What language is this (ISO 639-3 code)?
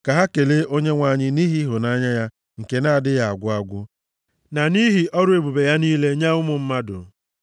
ibo